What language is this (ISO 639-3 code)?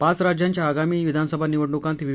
mar